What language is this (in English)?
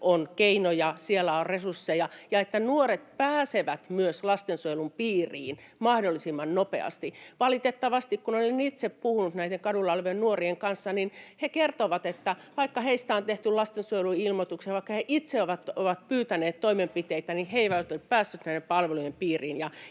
Finnish